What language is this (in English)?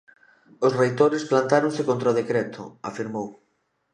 Galician